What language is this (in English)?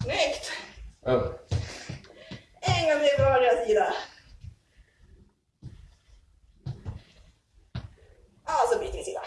Swedish